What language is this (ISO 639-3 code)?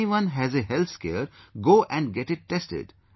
eng